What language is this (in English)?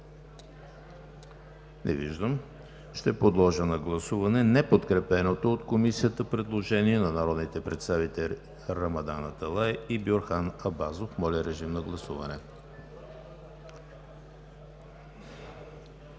Bulgarian